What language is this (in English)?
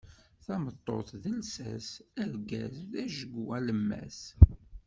Kabyle